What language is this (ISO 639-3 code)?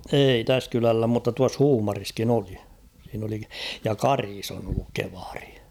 fin